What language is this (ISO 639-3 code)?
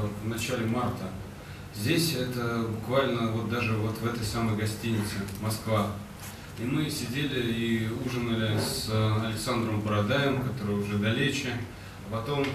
rus